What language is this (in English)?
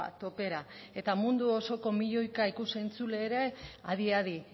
Basque